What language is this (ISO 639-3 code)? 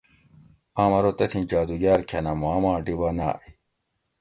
gwc